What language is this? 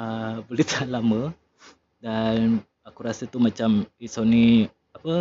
Malay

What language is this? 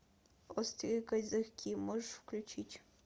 Russian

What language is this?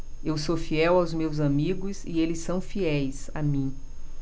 Portuguese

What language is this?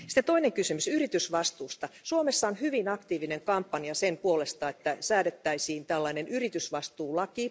Finnish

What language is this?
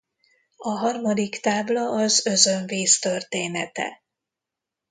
Hungarian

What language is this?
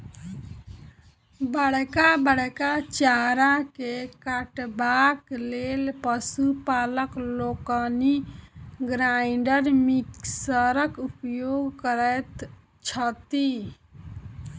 Maithili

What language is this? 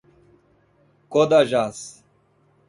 Portuguese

